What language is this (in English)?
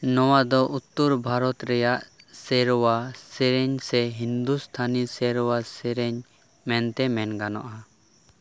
Santali